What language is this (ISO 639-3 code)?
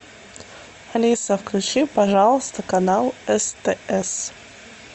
rus